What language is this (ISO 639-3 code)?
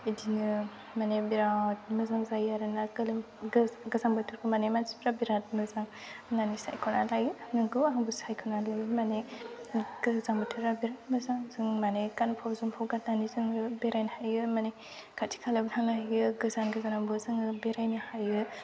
brx